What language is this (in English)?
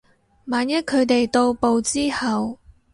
Cantonese